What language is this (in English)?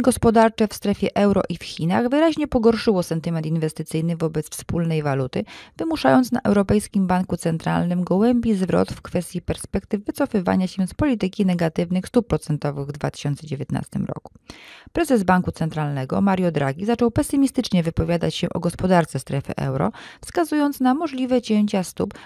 Polish